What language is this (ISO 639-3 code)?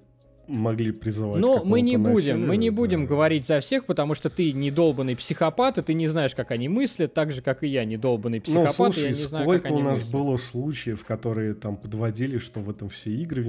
rus